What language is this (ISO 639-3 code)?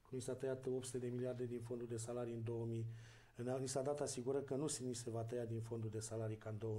ron